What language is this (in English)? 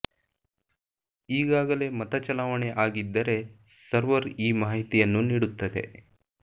Kannada